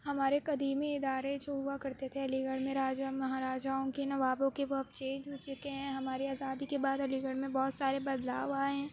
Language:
Urdu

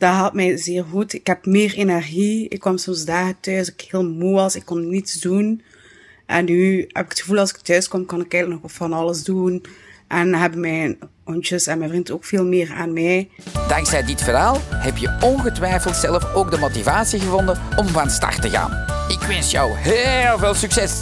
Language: Dutch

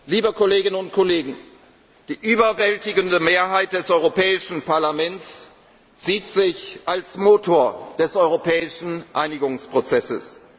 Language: German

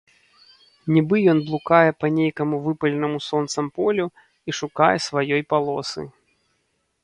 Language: Belarusian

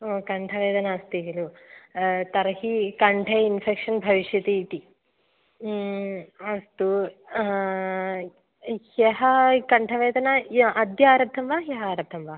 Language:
Sanskrit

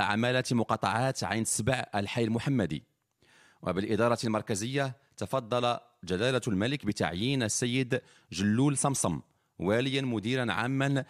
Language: Arabic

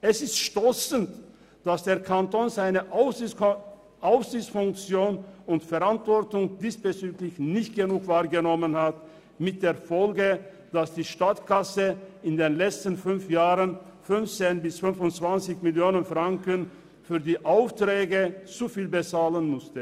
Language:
Swiss German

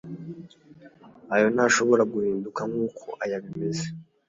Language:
Kinyarwanda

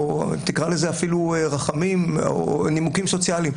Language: Hebrew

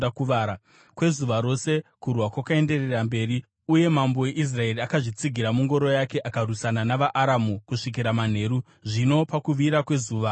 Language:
Shona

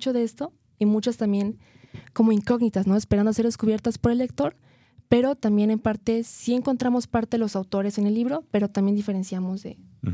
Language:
Spanish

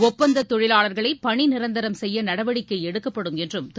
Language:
Tamil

